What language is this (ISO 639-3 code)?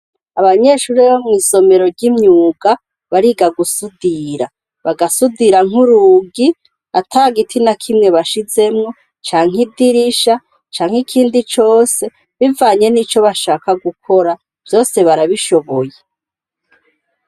run